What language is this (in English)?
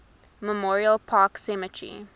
English